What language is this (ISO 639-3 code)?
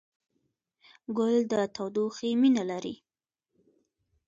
pus